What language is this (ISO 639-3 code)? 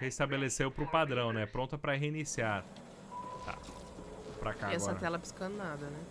por